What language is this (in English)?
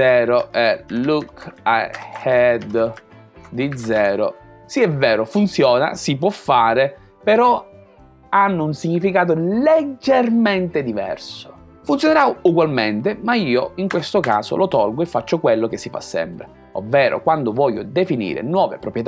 Italian